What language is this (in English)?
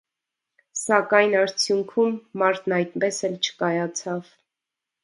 Armenian